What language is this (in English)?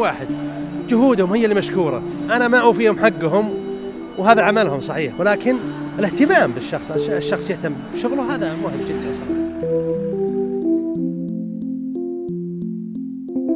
Arabic